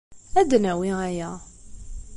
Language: Kabyle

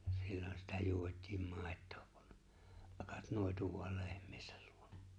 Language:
Finnish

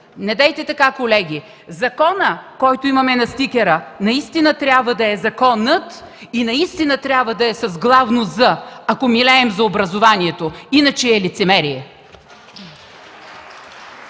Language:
Bulgarian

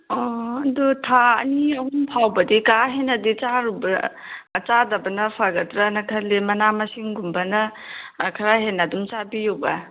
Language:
Manipuri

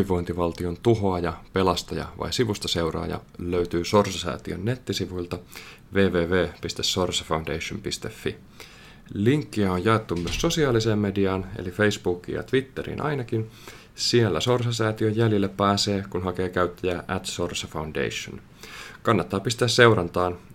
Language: Finnish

